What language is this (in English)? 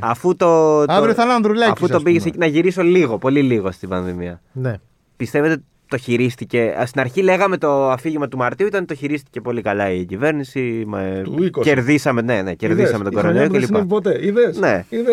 Greek